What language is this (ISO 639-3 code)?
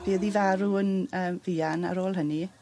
cym